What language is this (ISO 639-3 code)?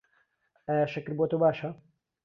ckb